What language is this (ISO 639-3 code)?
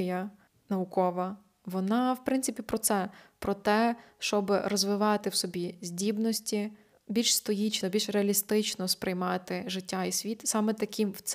ukr